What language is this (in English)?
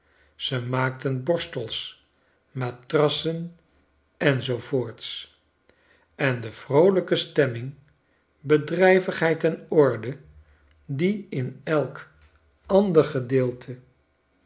Dutch